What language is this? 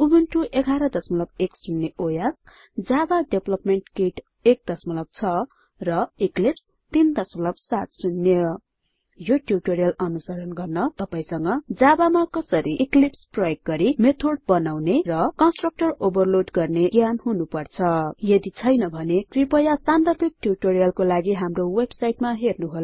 Nepali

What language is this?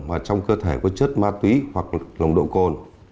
Vietnamese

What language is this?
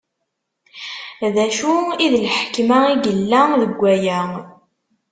Kabyle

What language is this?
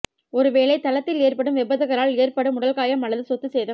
Tamil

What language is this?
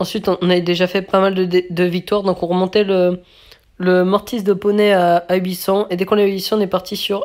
French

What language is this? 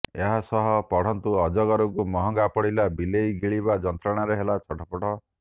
Odia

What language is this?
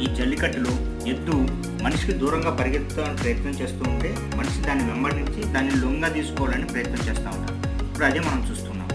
Telugu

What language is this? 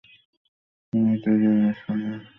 Bangla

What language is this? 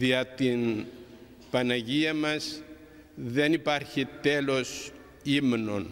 Greek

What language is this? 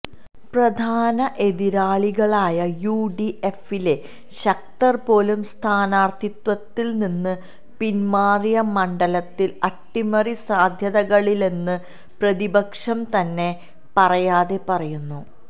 Malayalam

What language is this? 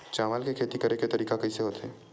Chhattisgarhi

